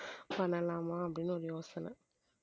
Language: Tamil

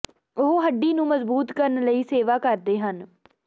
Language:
Punjabi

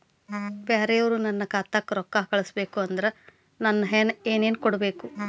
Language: Kannada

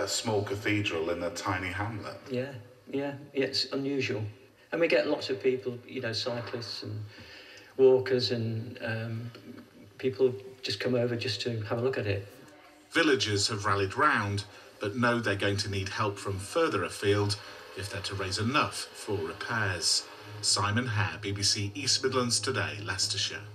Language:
English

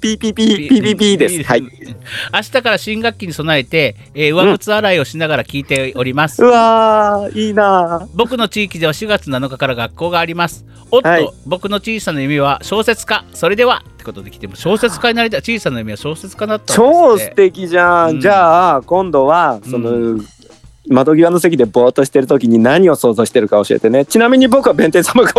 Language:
Japanese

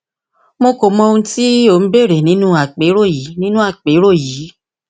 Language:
Yoruba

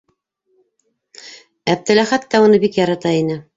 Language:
Bashkir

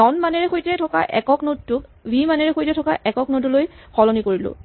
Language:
Assamese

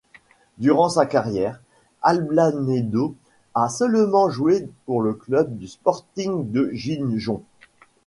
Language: French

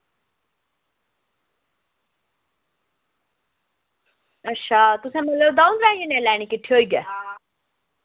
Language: Dogri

